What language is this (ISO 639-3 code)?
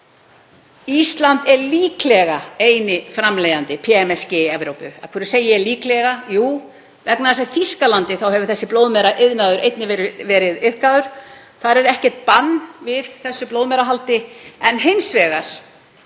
isl